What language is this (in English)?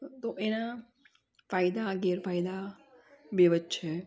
Gujarati